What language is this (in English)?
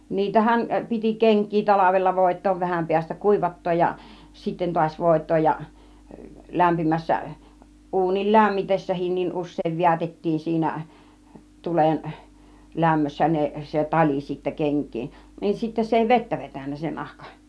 Finnish